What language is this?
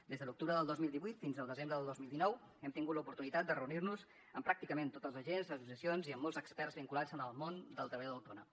Catalan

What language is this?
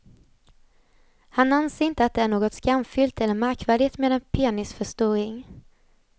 Swedish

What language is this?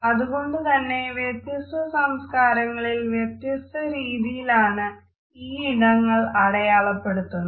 Malayalam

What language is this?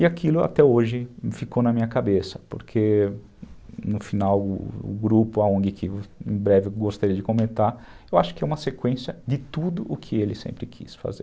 Portuguese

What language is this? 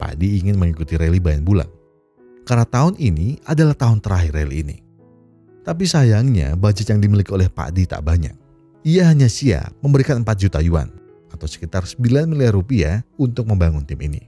Indonesian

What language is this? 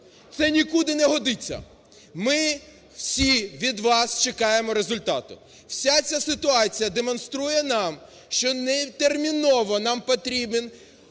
Ukrainian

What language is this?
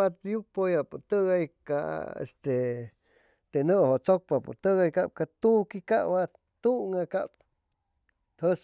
Chimalapa Zoque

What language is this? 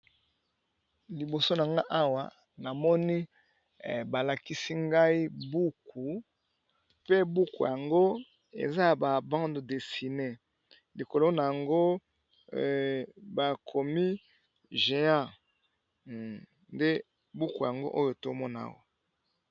Lingala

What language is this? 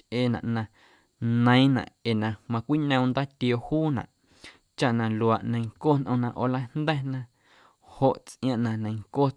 Guerrero Amuzgo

